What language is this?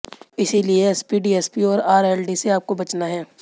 Hindi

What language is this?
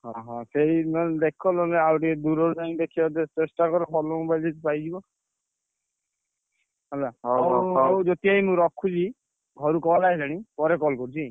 Odia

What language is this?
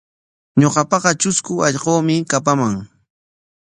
Corongo Ancash Quechua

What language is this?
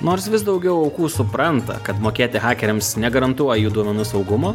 Lithuanian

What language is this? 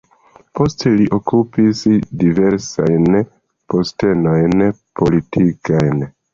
Esperanto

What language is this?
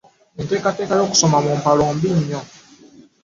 Ganda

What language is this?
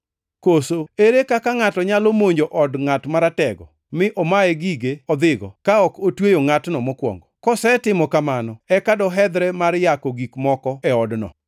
Luo (Kenya and Tanzania)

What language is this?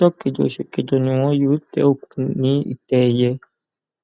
Yoruba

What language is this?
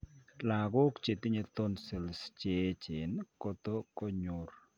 Kalenjin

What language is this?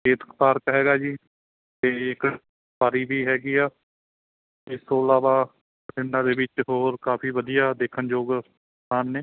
Punjabi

